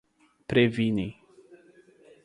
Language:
Portuguese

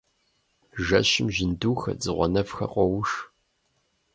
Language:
Kabardian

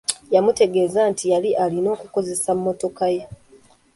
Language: Ganda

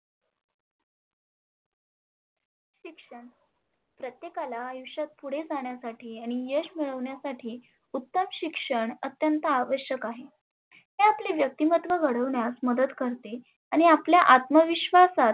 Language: Marathi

